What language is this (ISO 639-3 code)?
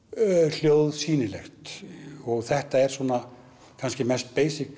isl